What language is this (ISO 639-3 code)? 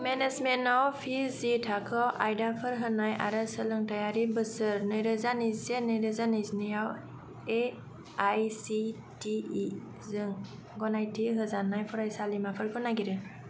brx